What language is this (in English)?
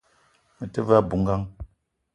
Eton (Cameroon)